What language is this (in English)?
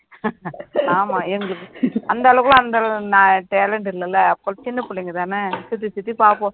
Tamil